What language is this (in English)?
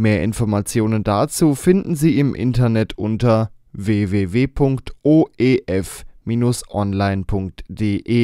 German